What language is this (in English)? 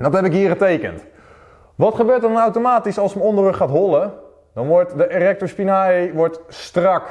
Dutch